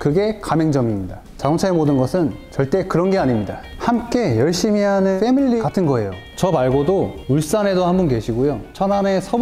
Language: Korean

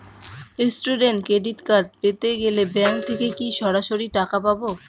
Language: Bangla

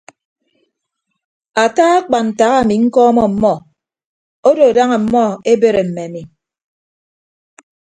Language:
Ibibio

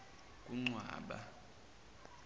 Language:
Zulu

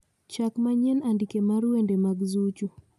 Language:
Luo (Kenya and Tanzania)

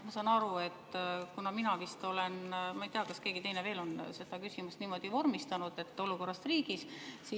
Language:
Estonian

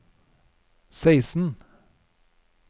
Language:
Norwegian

